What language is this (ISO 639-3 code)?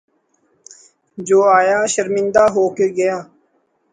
urd